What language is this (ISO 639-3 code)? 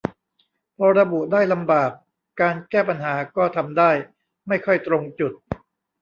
tha